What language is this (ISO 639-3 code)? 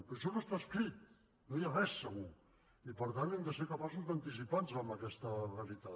cat